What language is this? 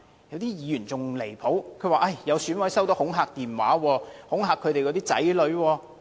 Cantonese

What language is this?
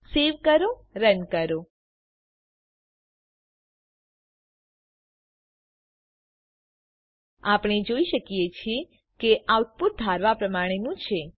Gujarati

